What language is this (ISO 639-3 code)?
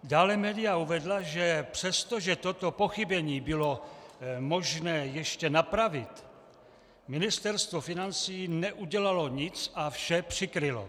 ces